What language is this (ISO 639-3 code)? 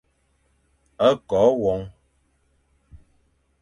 fan